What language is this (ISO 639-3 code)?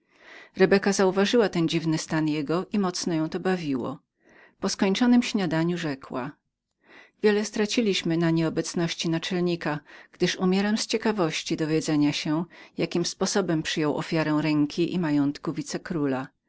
pol